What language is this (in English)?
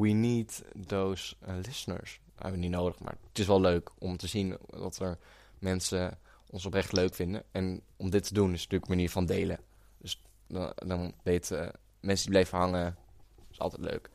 Dutch